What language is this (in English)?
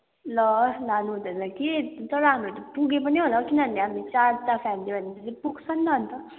Nepali